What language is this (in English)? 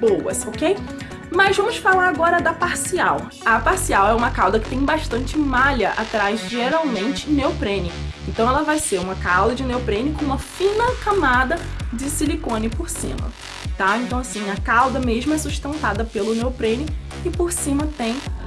Portuguese